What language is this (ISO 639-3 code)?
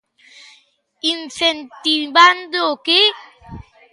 glg